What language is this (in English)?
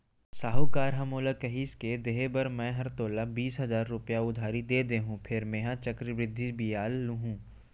Chhattisgarhi